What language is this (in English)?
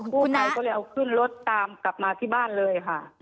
Thai